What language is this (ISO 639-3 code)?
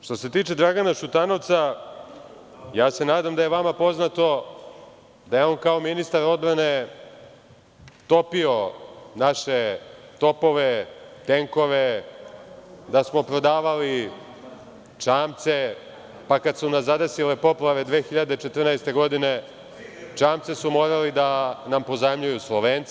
srp